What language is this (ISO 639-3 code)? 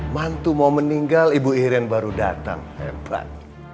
ind